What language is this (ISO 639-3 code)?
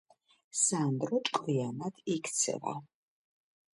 kat